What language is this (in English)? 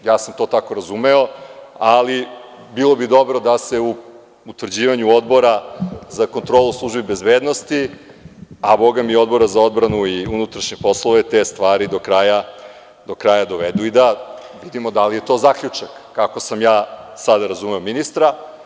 Serbian